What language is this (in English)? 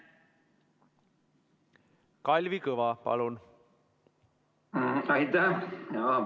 Estonian